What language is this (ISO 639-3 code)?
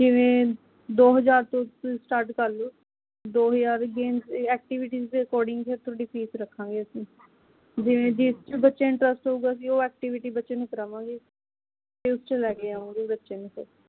pan